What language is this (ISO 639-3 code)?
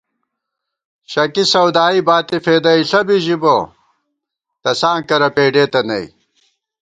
gwt